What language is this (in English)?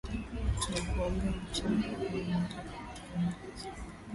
Swahili